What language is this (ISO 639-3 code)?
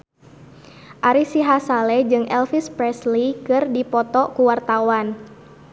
sun